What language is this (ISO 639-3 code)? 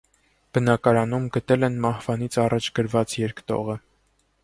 hye